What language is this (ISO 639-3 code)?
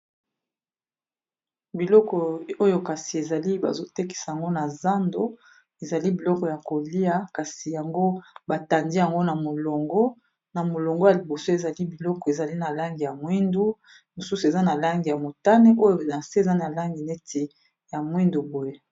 lin